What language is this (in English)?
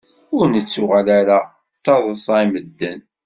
Kabyle